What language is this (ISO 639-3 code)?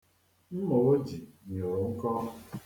ibo